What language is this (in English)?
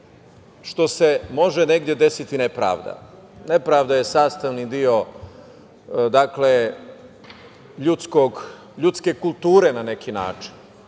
Serbian